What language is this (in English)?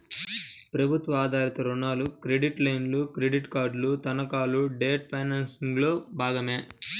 Telugu